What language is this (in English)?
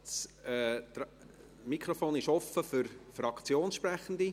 Swiss German